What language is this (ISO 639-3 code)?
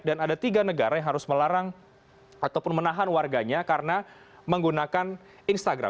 ind